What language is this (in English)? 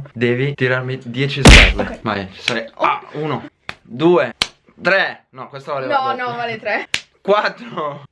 Italian